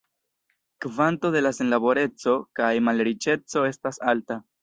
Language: Esperanto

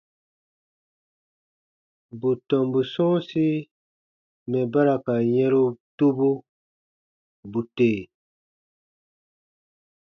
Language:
Baatonum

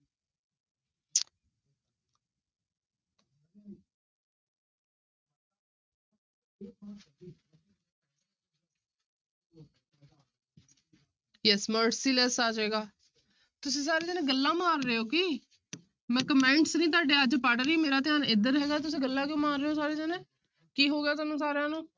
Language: Punjabi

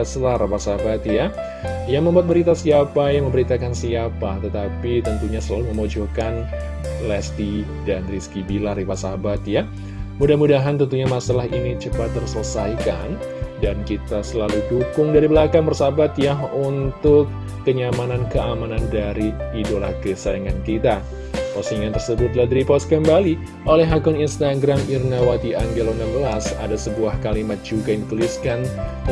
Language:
Indonesian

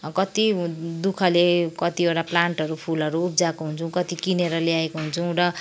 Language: Nepali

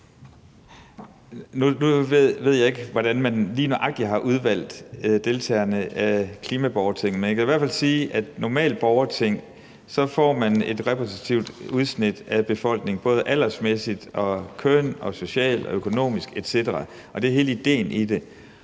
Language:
Danish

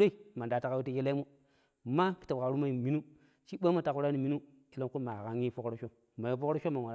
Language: Pero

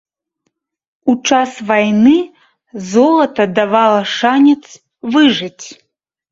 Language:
Belarusian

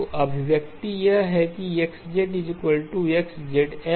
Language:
Hindi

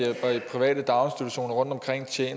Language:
Danish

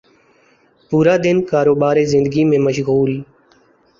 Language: Urdu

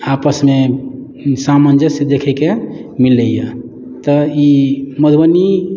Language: Maithili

